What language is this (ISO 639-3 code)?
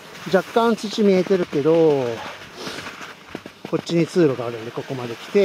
jpn